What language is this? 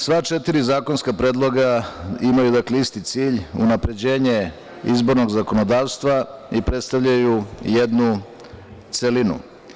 Serbian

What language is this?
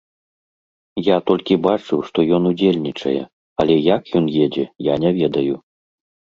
Belarusian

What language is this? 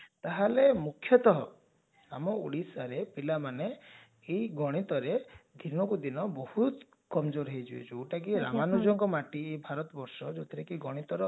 Odia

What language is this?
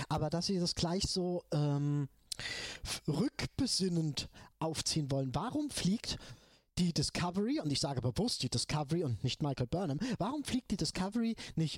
German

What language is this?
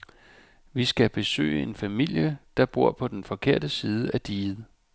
Danish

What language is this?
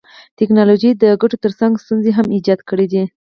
Pashto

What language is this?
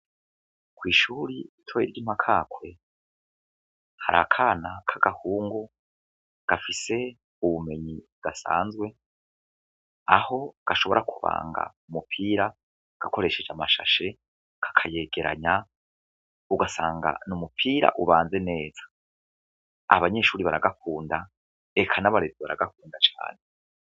Rundi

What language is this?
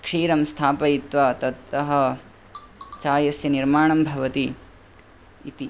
Sanskrit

